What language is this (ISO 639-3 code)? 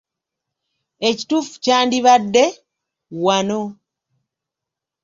lug